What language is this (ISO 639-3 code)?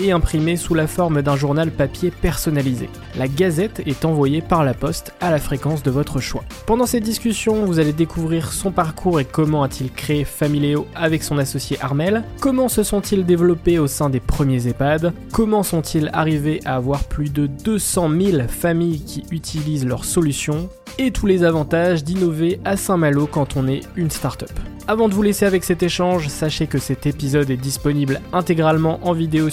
fra